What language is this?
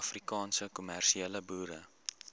Afrikaans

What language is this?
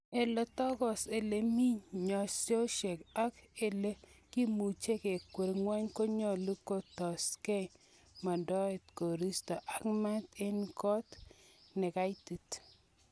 Kalenjin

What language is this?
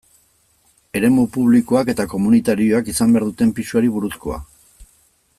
Basque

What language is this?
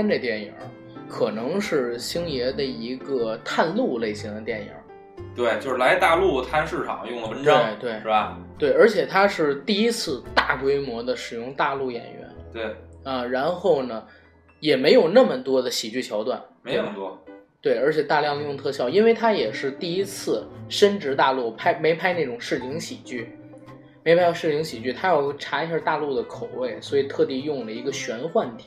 Chinese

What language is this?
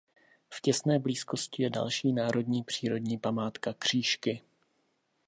Czech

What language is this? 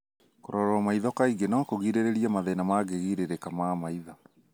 Kikuyu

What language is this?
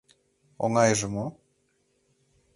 Mari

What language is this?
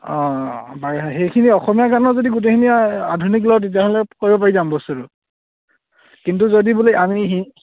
Assamese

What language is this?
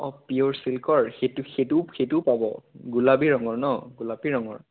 Assamese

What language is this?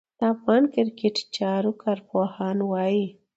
Pashto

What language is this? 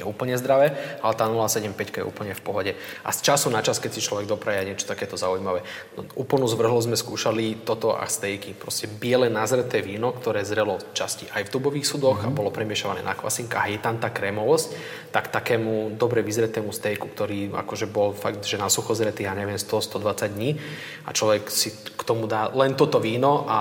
Slovak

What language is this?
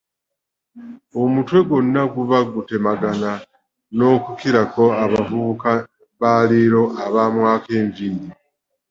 Ganda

